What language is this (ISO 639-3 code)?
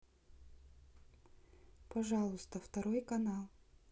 rus